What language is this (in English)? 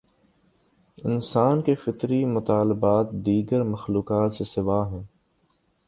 Urdu